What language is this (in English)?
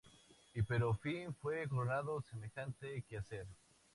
Spanish